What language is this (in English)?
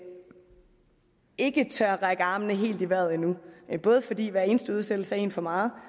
Danish